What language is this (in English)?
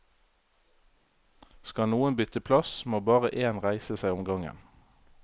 Norwegian